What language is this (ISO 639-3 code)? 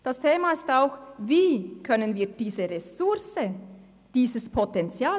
gsw